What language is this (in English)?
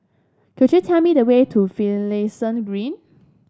English